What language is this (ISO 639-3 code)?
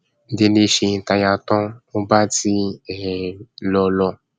yor